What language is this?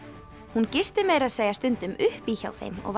Icelandic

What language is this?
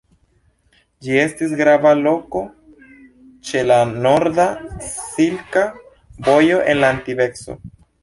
Esperanto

